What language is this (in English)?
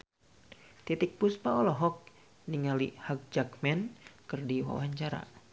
Sundanese